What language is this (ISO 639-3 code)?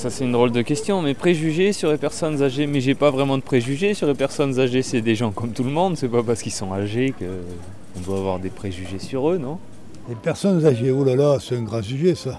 fra